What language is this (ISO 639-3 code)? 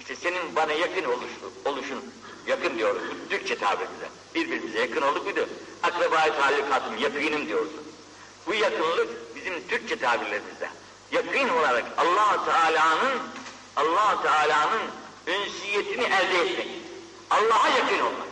tur